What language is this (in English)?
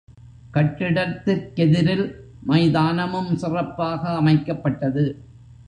Tamil